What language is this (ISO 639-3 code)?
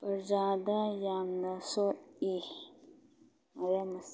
mni